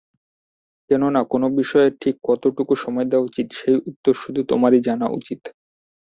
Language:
Bangla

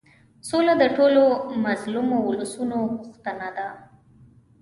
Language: Pashto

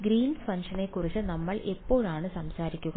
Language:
Malayalam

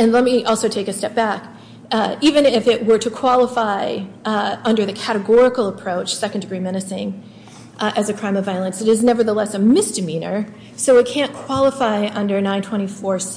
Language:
English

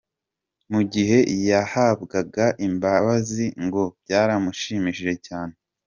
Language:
Kinyarwanda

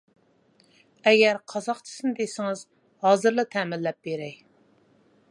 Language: Uyghur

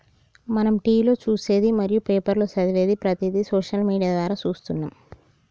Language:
Telugu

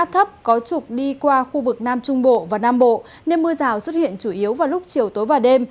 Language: Vietnamese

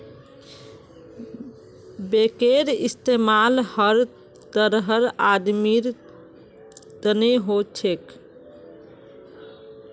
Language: Magahi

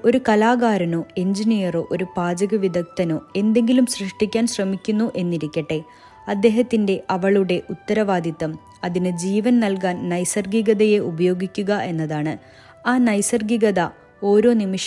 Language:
Malayalam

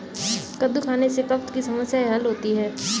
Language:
Hindi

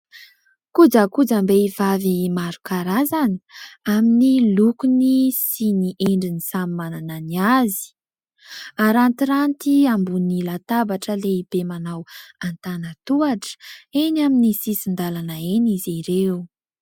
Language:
Malagasy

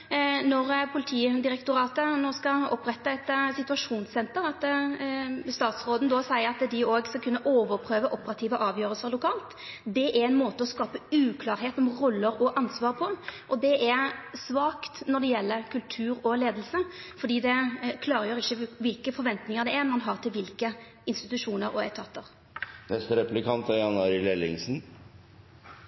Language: Norwegian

